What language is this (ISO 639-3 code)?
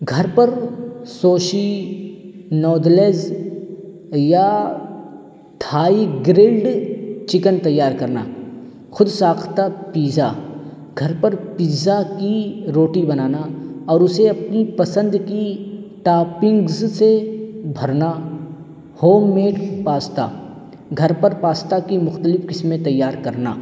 urd